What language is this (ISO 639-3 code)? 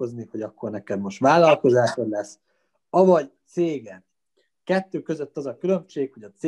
hun